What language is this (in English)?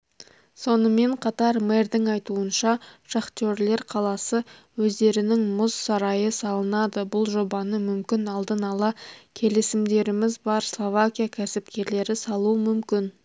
Kazakh